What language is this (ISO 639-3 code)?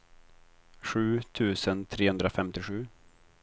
swe